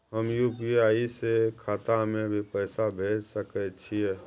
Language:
Maithili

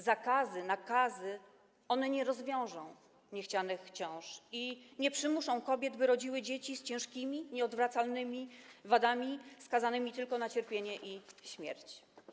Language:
Polish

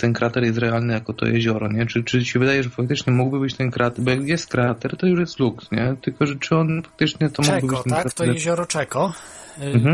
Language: Polish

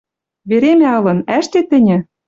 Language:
Western Mari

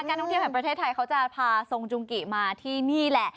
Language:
Thai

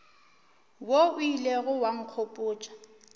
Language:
Northern Sotho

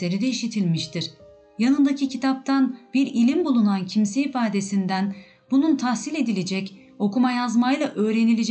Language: Turkish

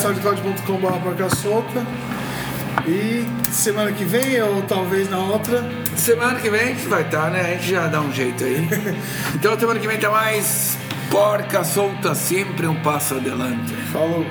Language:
Portuguese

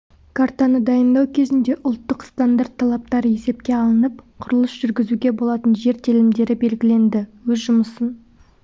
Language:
Kazakh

